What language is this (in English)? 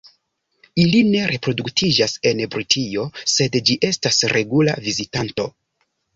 Esperanto